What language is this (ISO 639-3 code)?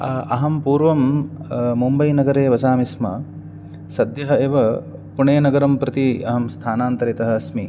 san